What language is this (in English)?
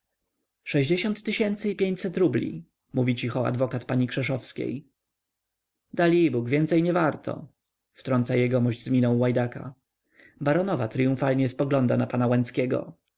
Polish